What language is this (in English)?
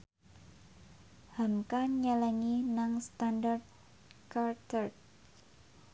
Javanese